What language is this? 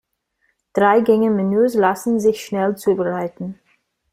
German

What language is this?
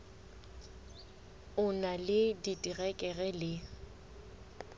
Southern Sotho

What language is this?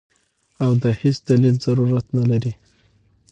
Pashto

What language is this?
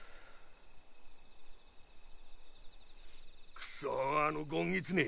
Japanese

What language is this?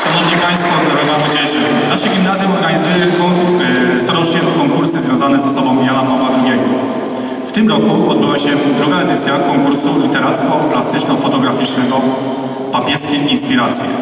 Polish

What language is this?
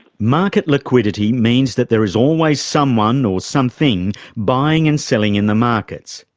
English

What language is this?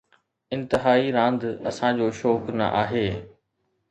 Sindhi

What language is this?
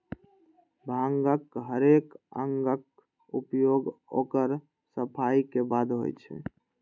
Maithili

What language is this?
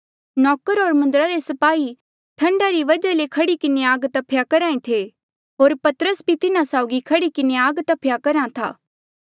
Mandeali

